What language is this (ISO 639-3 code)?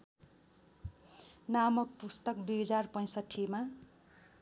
nep